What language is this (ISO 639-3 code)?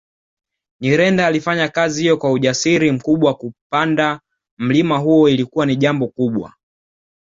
swa